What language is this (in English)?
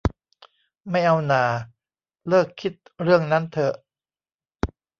Thai